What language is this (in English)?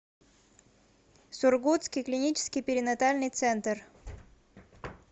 Russian